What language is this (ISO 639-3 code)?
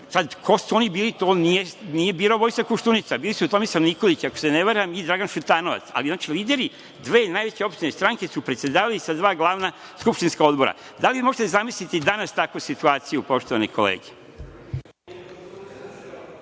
srp